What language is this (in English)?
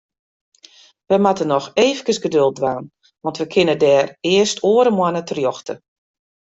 Western Frisian